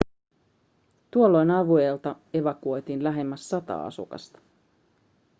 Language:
Finnish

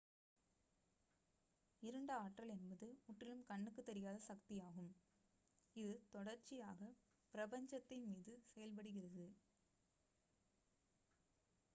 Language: Tamil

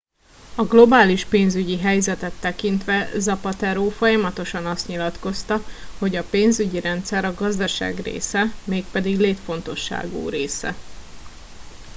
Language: Hungarian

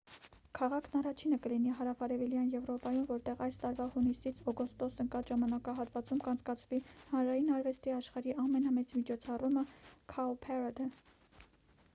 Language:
Armenian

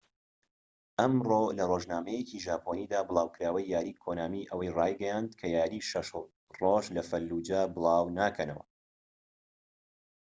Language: Central Kurdish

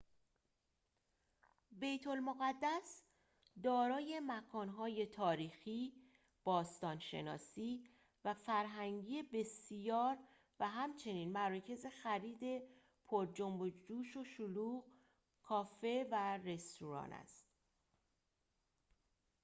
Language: Persian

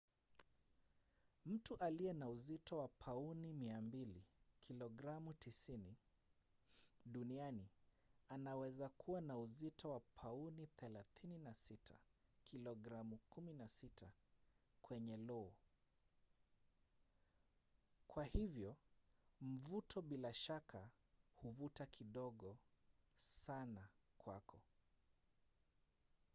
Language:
Swahili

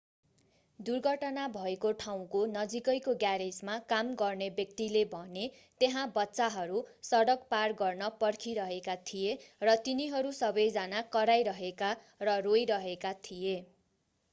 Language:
Nepali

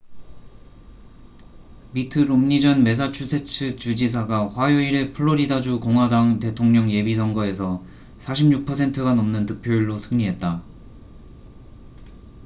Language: Korean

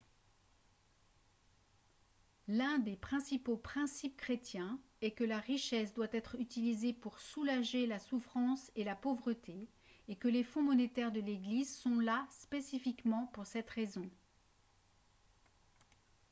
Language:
French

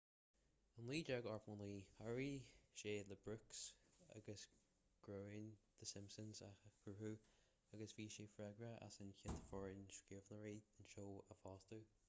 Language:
Irish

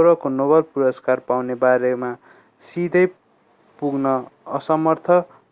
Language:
Nepali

